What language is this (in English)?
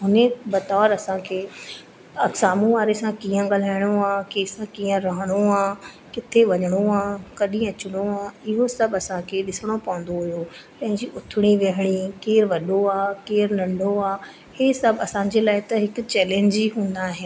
Sindhi